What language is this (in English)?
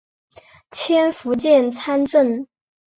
Chinese